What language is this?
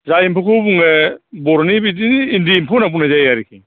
Bodo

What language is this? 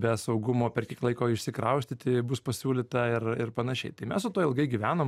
Lithuanian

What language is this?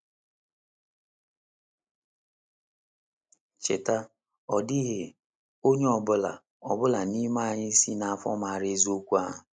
Igbo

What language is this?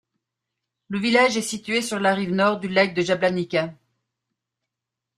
French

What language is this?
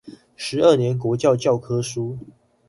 Chinese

